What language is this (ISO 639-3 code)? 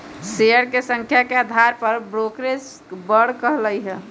mag